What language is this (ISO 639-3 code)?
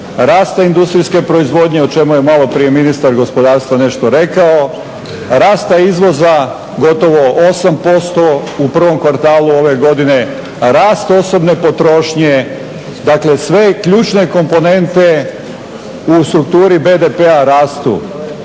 hrv